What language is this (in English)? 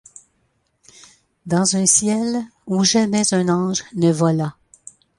French